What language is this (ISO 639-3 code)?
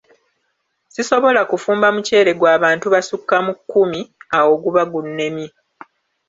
lug